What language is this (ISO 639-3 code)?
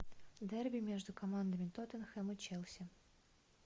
rus